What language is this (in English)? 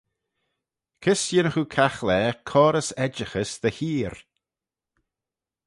Manx